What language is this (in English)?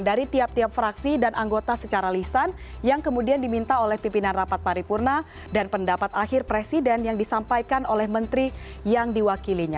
Indonesian